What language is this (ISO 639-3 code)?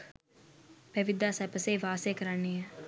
sin